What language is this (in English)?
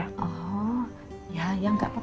Indonesian